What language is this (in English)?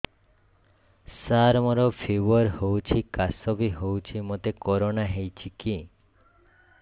Odia